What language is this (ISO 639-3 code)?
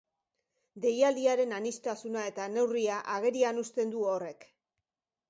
eus